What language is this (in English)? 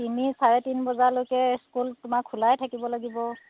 Assamese